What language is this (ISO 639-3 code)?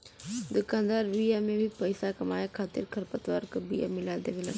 bho